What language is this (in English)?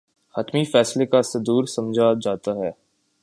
Urdu